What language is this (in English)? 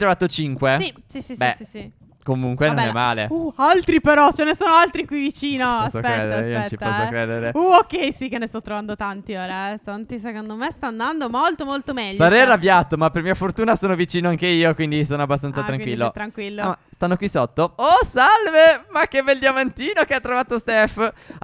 Italian